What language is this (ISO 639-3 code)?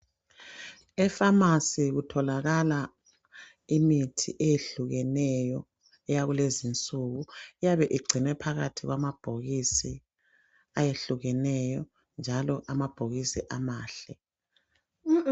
nde